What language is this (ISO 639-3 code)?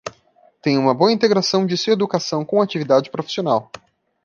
por